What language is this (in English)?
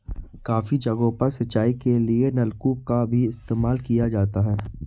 Hindi